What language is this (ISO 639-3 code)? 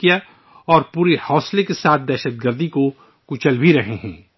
urd